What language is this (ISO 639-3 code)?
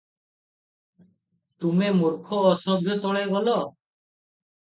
ori